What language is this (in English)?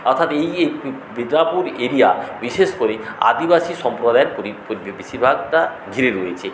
Bangla